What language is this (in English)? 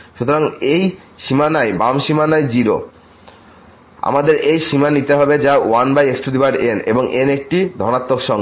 Bangla